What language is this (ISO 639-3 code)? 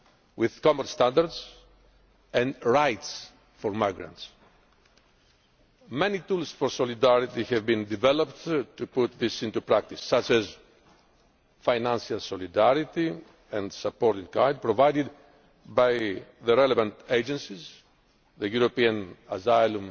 eng